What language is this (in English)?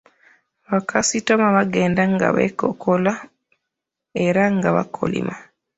Ganda